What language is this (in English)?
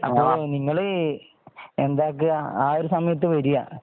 Malayalam